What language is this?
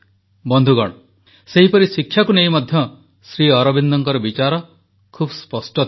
Odia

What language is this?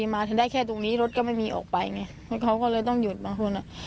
Thai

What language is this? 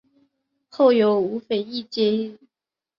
Chinese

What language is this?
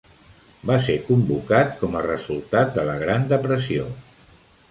Catalan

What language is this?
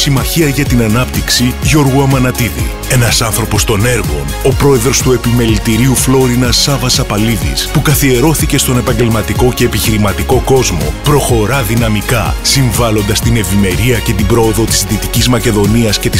Greek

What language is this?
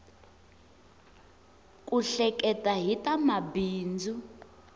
Tsonga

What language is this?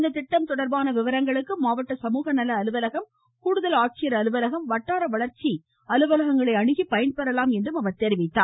Tamil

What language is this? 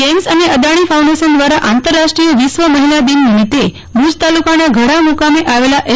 Gujarati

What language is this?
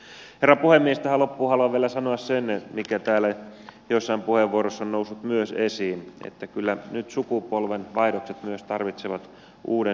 Finnish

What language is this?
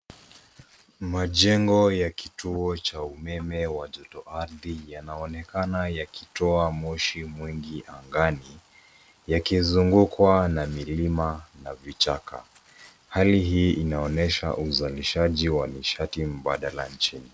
Swahili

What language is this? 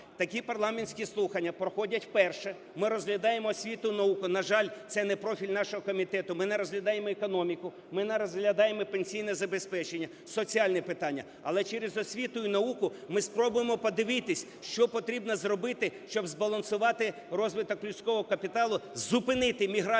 Ukrainian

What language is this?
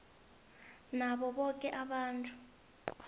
South Ndebele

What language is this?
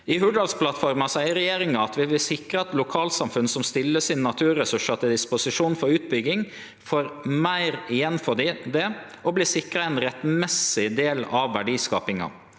Norwegian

